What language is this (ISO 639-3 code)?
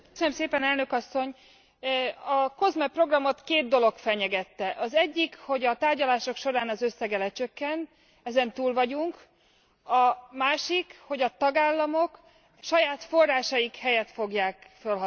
hun